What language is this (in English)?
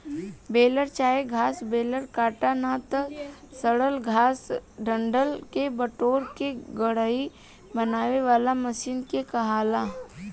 Bhojpuri